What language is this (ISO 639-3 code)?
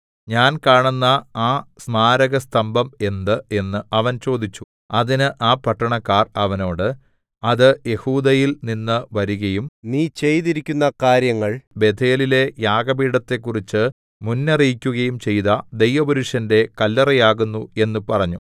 mal